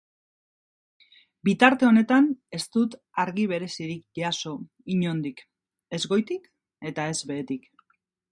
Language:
Basque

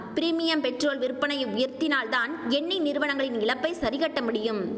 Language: Tamil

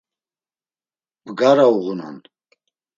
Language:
Laz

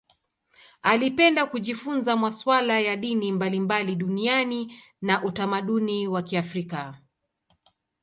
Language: Swahili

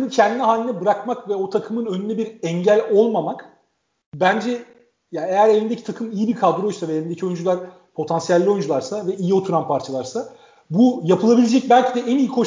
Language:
Turkish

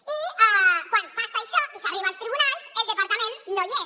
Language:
Catalan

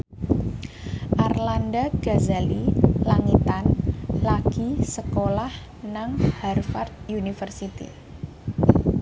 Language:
Javanese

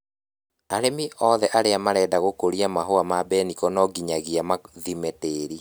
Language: Kikuyu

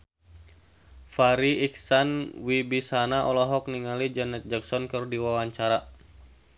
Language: Sundanese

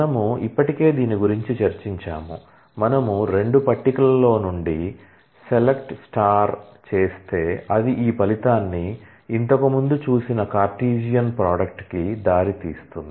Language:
Telugu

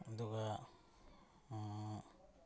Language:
Manipuri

